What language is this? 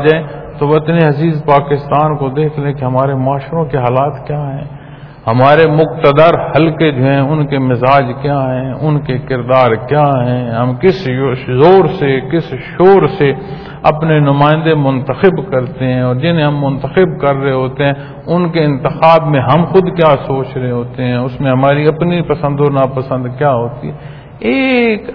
Punjabi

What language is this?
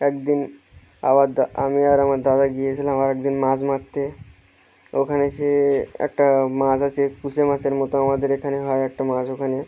Bangla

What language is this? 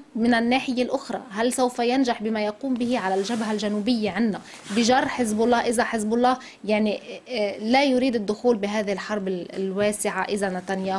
Arabic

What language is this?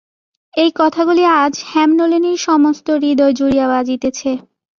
Bangla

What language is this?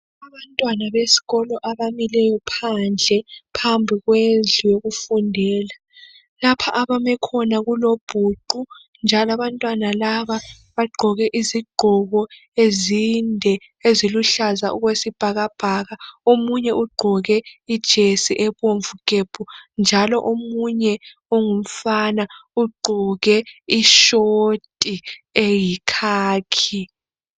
North Ndebele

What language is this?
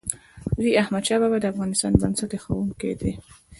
Pashto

